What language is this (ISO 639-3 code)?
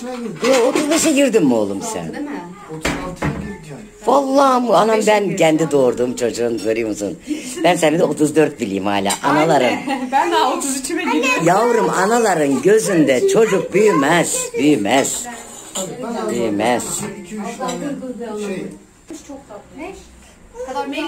tur